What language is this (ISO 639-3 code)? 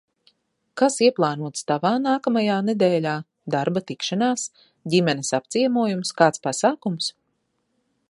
lav